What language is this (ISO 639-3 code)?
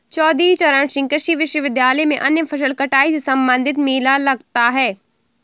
hin